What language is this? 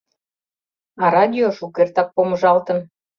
Mari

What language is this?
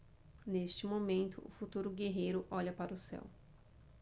Portuguese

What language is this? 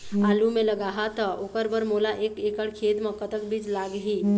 Chhattisgarhi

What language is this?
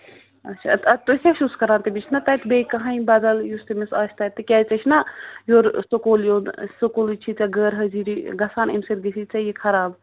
Kashmiri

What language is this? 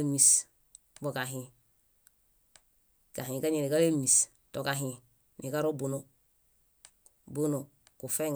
Bayot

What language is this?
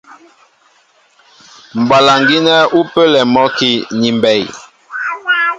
Mbo (Cameroon)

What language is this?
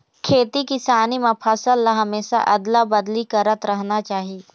Chhattisgarhi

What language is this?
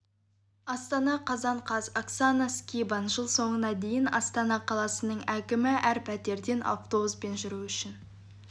Kazakh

